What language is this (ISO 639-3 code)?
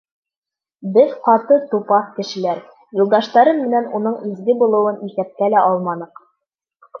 bak